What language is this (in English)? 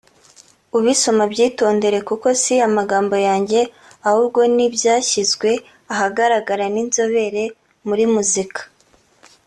Kinyarwanda